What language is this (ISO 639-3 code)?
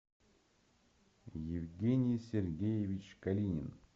rus